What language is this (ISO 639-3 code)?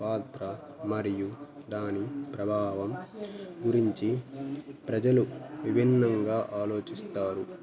tel